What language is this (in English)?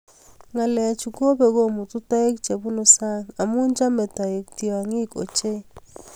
Kalenjin